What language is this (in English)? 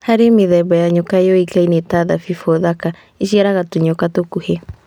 Kikuyu